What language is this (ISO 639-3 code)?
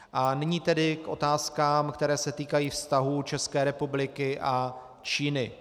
ces